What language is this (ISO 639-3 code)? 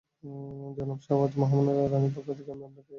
ben